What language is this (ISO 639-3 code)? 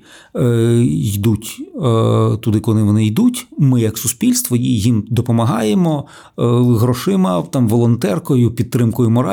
ukr